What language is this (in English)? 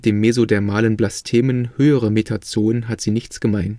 German